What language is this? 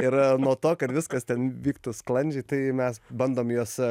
Lithuanian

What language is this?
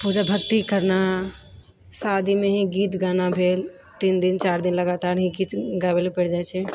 Maithili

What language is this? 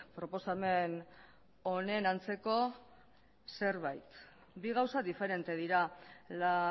Basque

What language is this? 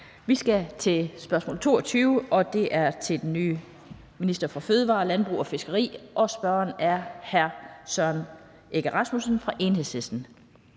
Danish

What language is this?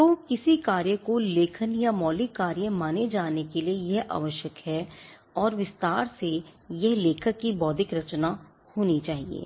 Hindi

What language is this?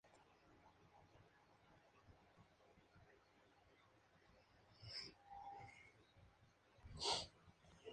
Spanish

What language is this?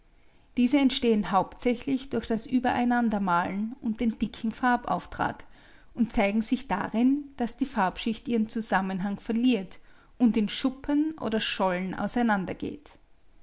German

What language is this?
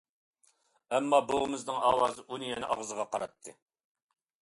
Uyghur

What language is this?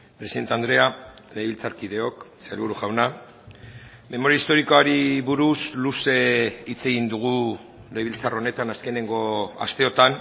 Basque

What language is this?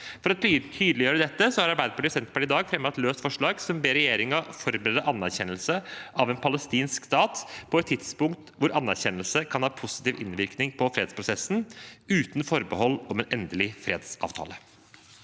Norwegian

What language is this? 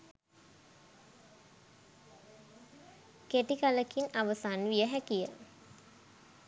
Sinhala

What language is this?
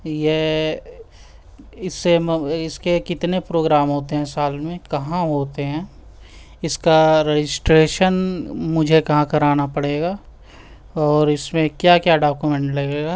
Urdu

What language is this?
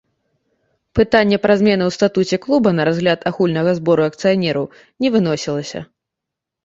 Belarusian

